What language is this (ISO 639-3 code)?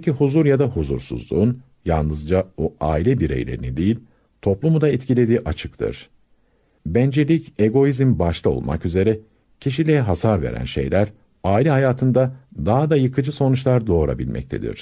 tur